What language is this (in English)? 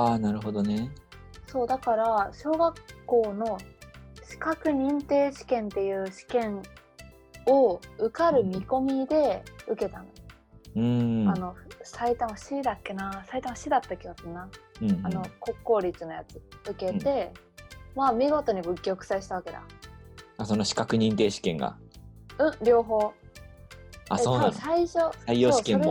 Japanese